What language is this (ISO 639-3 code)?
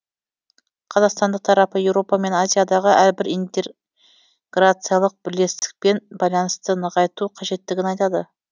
kaz